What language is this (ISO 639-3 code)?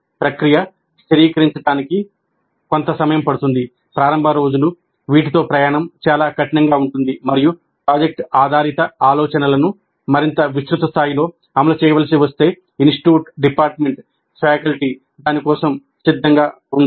tel